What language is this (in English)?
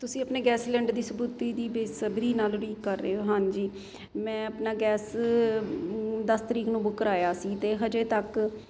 Punjabi